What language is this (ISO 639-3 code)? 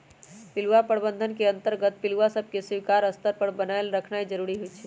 mag